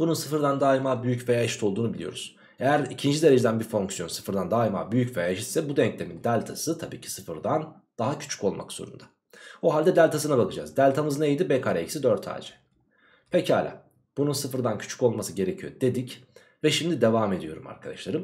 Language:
Turkish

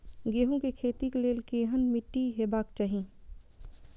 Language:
Maithili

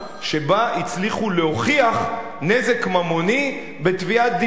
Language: Hebrew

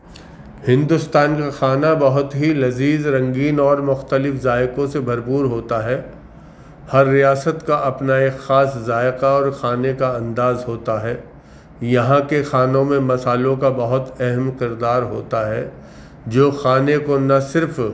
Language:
Urdu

